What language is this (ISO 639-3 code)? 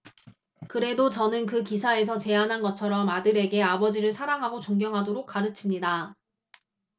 kor